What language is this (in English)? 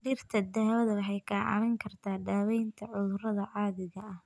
Somali